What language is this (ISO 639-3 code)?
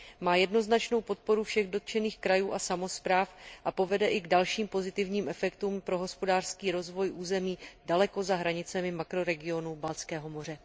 ces